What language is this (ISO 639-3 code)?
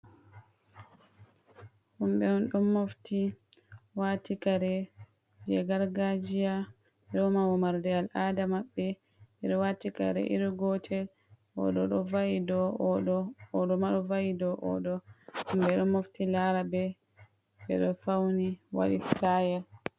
ful